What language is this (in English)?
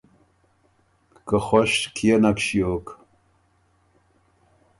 Ormuri